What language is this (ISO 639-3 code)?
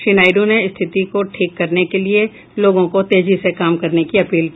hin